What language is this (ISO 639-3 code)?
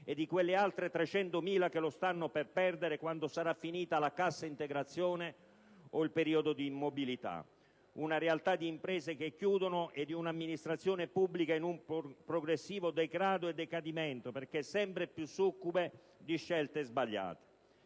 ita